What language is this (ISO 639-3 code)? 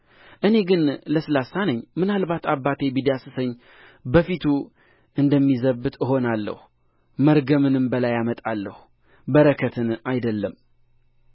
amh